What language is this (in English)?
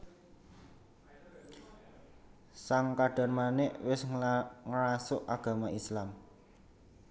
Javanese